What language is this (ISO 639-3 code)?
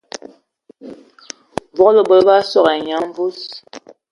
ewo